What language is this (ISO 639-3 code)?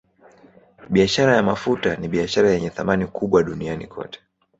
swa